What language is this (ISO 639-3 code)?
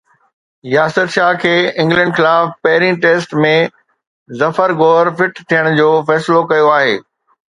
snd